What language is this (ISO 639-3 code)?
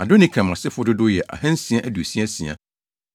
aka